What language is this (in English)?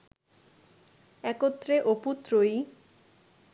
Bangla